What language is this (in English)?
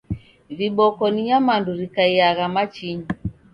Taita